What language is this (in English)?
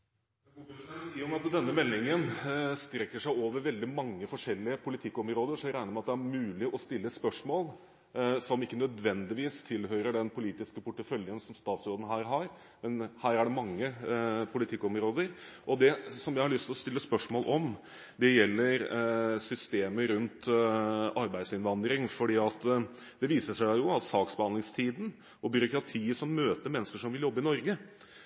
Norwegian